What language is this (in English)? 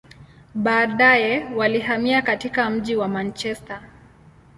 Swahili